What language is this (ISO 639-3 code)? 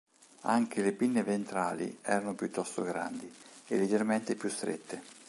ita